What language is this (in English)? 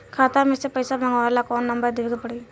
Bhojpuri